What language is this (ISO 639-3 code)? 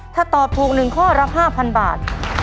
tha